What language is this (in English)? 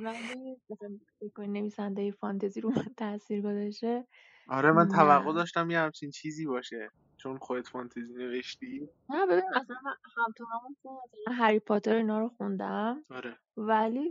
Persian